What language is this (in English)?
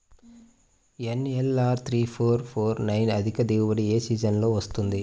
Telugu